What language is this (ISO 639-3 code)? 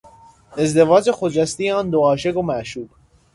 fas